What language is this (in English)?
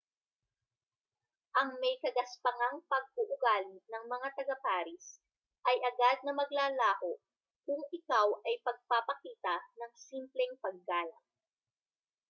Filipino